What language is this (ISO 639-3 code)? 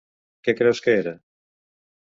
cat